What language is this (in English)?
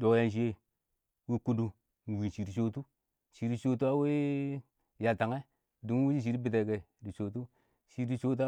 Awak